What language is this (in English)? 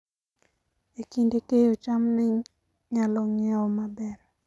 Luo (Kenya and Tanzania)